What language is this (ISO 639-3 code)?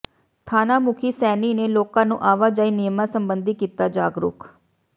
pan